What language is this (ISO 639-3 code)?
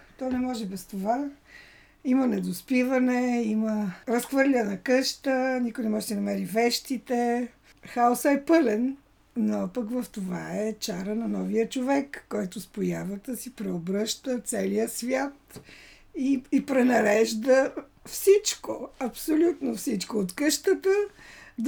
bul